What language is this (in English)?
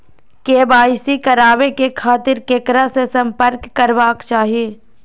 Maithili